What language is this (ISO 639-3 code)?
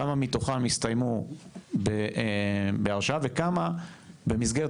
heb